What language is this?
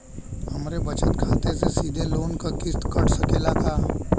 Bhojpuri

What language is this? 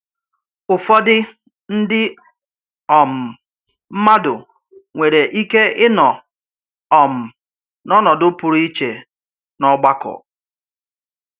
Igbo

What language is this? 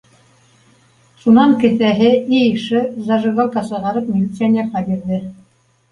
Bashkir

